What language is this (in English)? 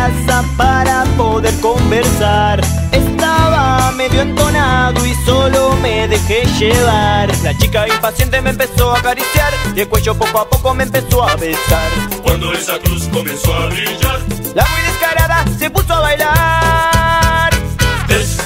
Portuguese